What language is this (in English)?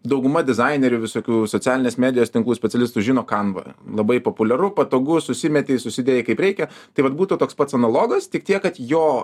Lithuanian